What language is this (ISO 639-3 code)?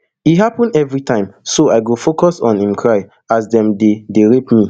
pcm